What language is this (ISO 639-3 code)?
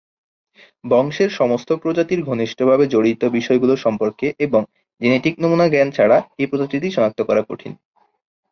ben